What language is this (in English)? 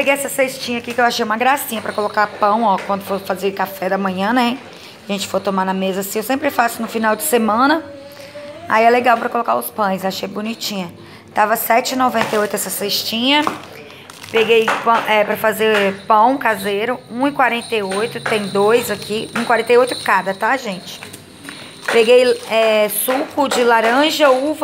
Portuguese